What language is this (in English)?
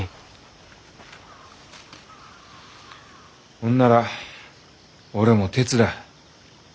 Japanese